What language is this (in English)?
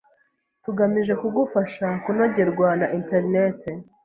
Kinyarwanda